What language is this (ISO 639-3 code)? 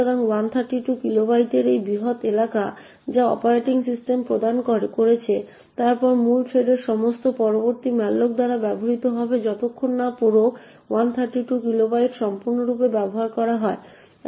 ben